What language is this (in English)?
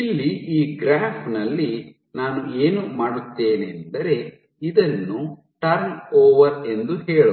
Kannada